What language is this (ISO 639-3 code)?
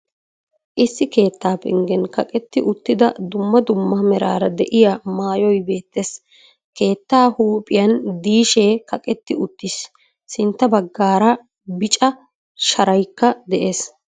wal